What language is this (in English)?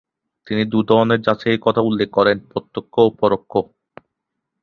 Bangla